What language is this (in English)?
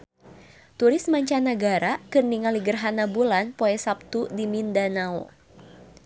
Sundanese